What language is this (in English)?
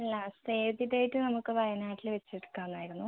Malayalam